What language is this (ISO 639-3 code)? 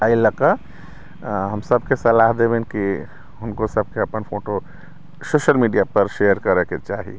mai